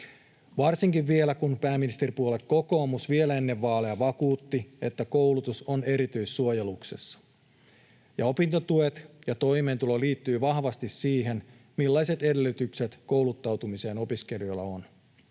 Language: Finnish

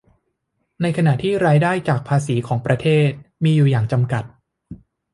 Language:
Thai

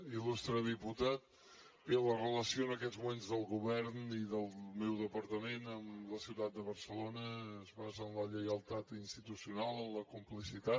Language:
Catalan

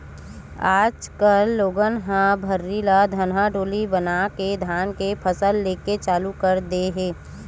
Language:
Chhattisgarhi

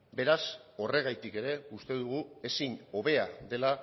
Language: Basque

